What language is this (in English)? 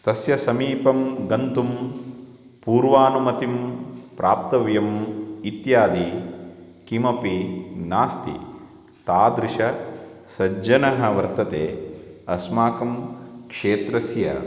Sanskrit